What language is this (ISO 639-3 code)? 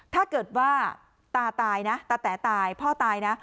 tha